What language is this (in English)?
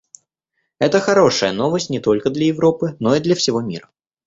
Russian